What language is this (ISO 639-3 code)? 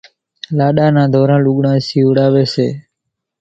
gjk